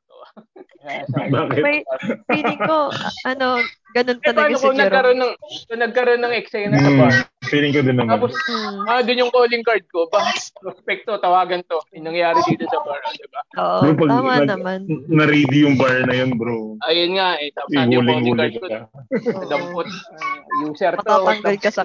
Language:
Filipino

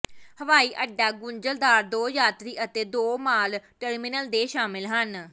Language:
Punjabi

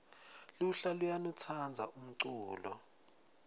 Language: Swati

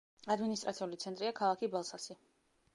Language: Georgian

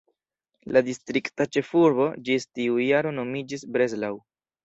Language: Esperanto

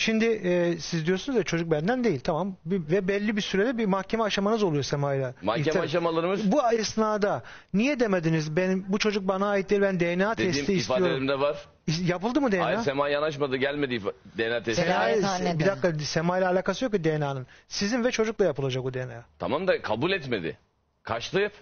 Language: Turkish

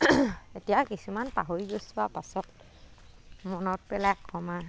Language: Assamese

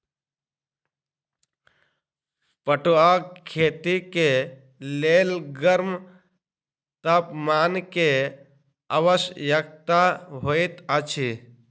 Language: Maithili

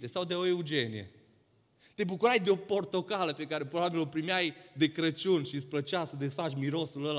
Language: Romanian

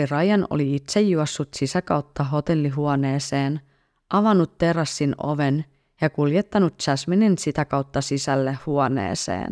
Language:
Finnish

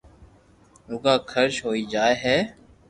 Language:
Loarki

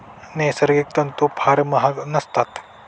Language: Marathi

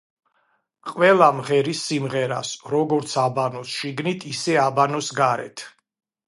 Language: Georgian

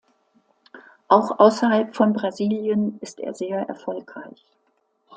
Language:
German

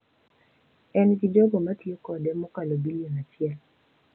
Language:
Luo (Kenya and Tanzania)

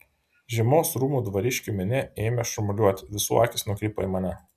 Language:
Lithuanian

